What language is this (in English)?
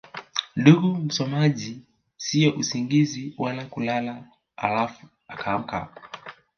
Swahili